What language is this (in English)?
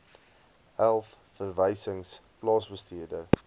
Afrikaans